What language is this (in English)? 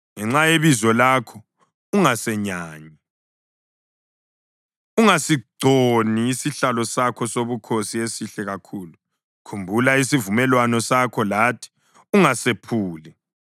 North Ndebele